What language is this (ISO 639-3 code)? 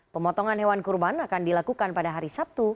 ind